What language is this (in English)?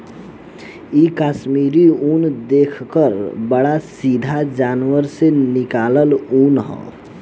Bhojpuri